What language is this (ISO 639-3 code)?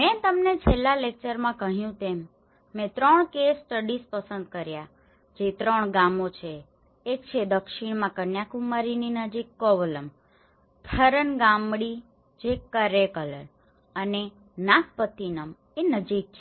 guj